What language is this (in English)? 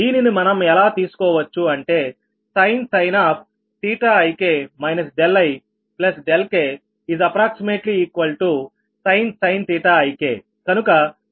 Telugu